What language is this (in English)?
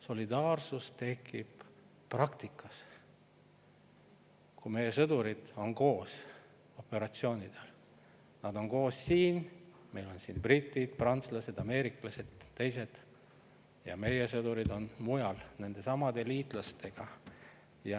Estonian